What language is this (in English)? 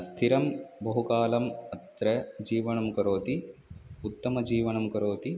Sanskrit